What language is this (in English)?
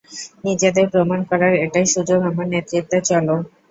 Bangla